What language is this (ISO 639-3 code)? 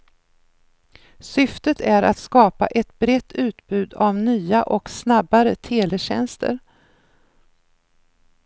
swe